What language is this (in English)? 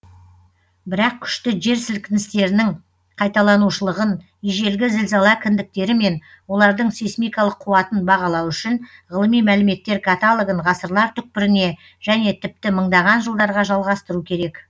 Kazakh